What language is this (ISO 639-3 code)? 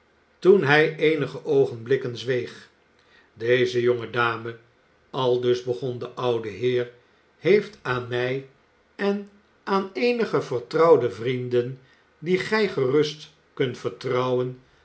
nld